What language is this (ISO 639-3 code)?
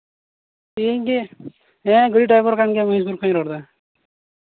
sat